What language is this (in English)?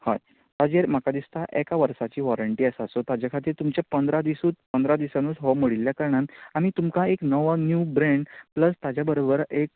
Konkani